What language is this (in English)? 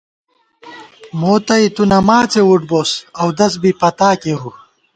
Gawar-Bati